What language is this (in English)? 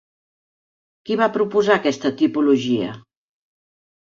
Catalan